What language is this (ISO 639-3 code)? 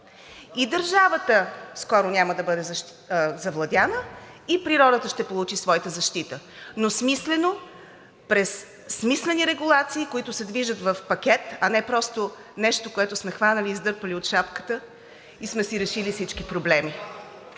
bul